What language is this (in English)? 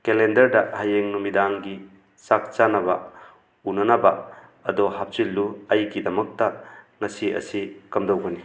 Manipuri